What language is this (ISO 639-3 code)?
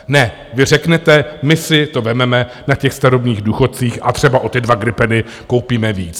ces